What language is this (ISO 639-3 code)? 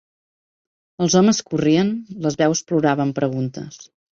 cat